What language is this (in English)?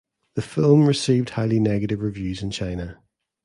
English